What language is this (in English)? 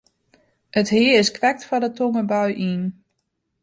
Western Frisian